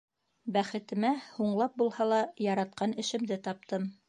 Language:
Bashkir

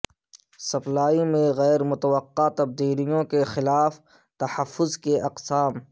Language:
Urdu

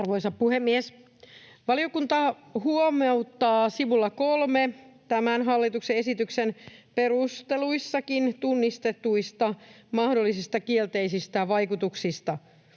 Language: Finnish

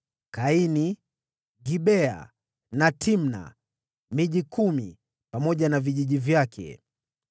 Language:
Swahili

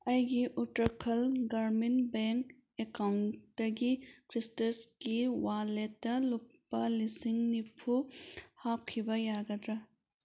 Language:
Manipuri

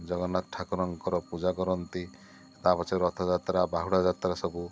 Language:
Odia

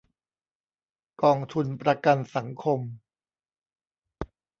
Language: Thai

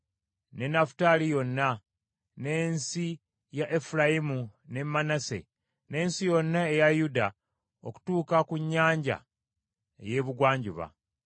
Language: Ganda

